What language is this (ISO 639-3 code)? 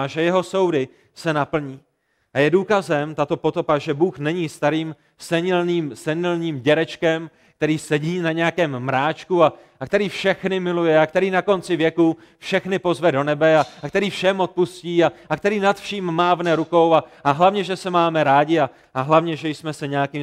ces